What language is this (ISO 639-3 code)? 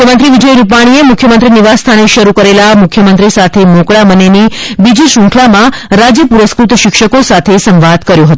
guj